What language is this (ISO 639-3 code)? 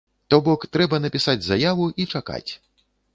bel